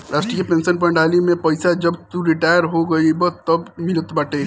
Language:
Bhojpuri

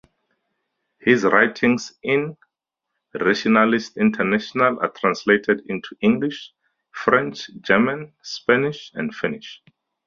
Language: English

